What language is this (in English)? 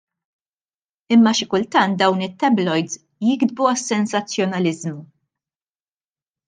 Maltese